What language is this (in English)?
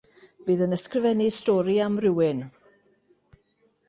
Welsh